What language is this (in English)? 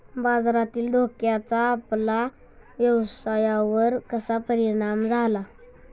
Marathi